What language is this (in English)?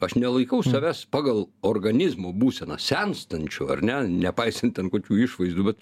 Lithuanian